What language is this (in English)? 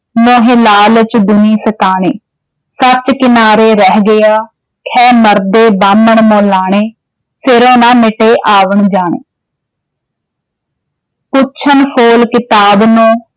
Punjabi